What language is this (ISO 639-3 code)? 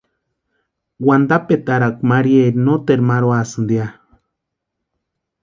pua